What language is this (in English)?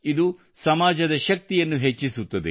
Kannada